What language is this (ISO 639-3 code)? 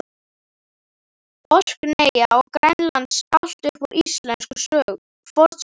isl